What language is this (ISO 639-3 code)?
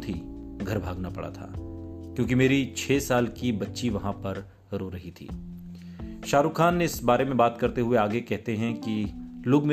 hin